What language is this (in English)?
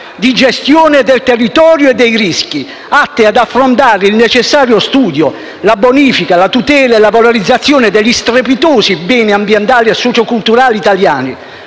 Italian